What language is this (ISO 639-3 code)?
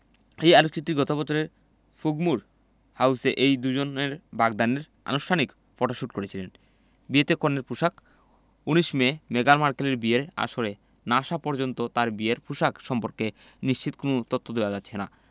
ben